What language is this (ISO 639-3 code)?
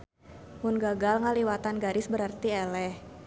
sun